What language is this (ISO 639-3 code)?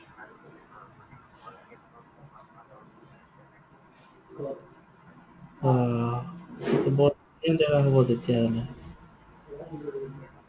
asm